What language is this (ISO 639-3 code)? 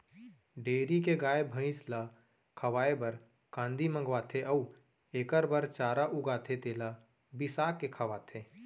hne